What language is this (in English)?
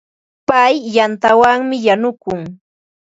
Ambo-Pasco Quechua